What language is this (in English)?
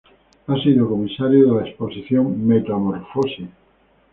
Spanish